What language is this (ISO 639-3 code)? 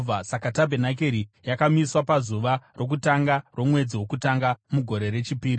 sna